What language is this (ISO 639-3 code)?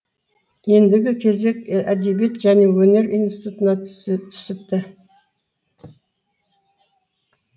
kaz